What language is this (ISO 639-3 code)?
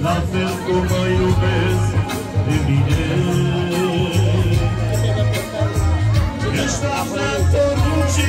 ron